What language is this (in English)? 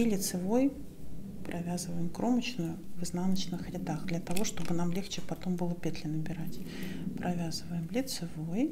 Russian